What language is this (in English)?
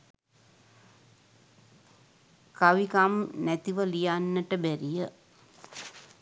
Sinhala